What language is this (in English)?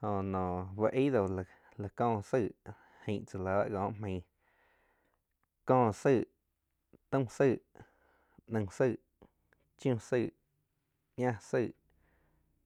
Quiotepec Chinantec